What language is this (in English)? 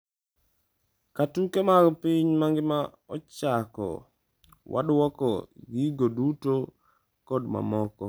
Luo (Kenya and Tanzania)